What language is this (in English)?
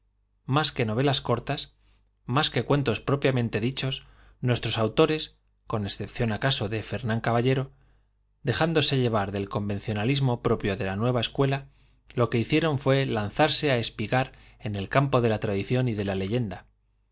Spanish